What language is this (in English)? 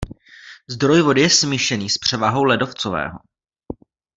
Czech